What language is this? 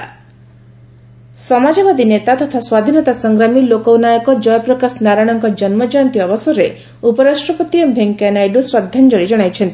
Odia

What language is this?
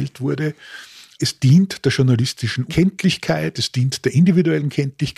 German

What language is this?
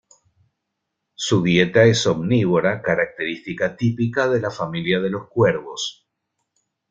Spanish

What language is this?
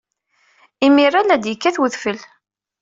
Kabyle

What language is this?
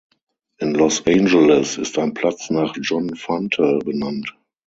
German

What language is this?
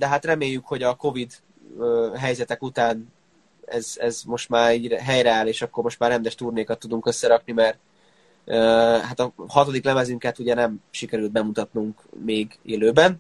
Hungarian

